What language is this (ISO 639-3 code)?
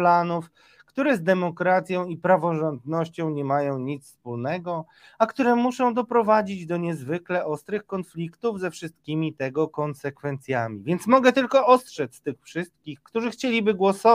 pol